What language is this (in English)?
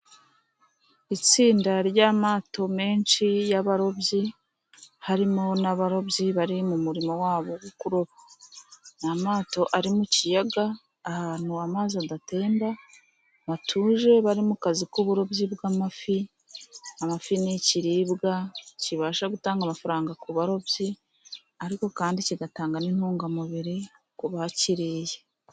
Kinyarwanda